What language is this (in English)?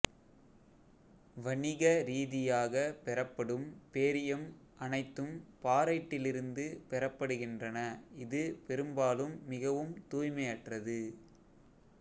Tamil